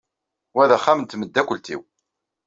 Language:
Kabyle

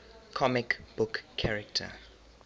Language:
English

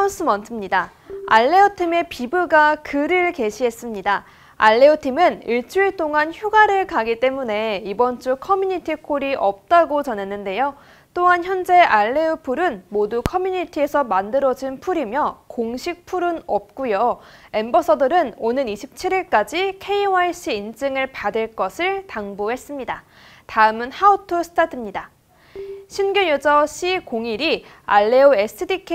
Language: Korean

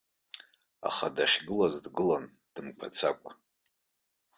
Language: Abkhazian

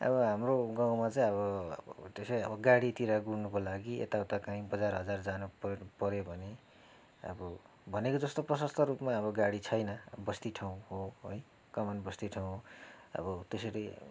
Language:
Nepali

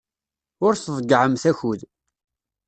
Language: Kabyle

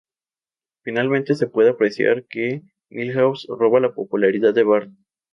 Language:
Spanish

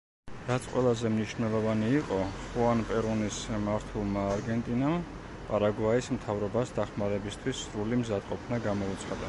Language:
Georgian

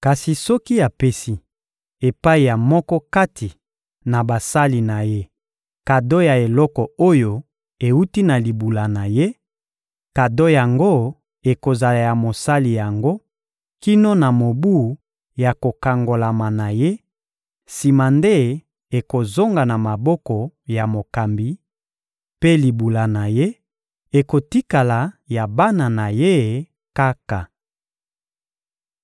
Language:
Lingala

